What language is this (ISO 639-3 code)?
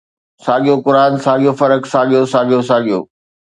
snd